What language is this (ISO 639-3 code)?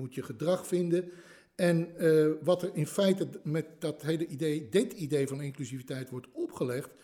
nld